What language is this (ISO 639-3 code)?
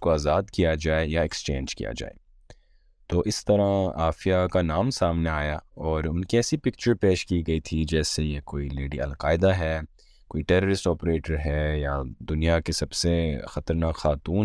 urd